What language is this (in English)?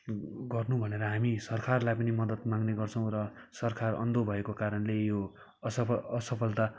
Nepali